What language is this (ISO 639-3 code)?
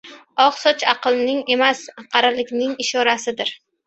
uzb